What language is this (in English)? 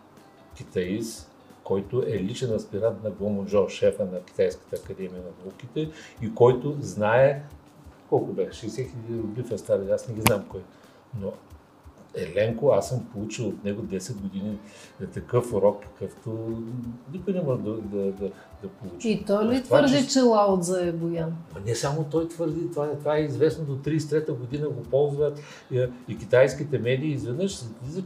Bulgarian